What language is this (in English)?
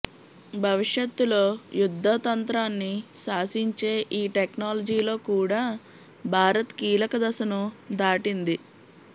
Telugu